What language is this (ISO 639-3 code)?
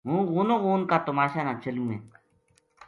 gju